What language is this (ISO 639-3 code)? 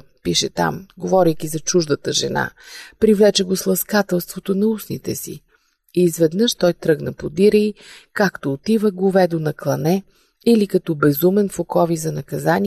bul